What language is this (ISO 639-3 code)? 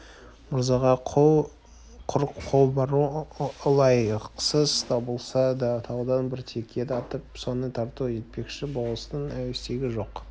kaz